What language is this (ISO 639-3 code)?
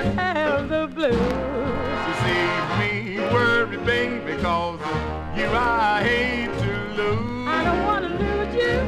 tur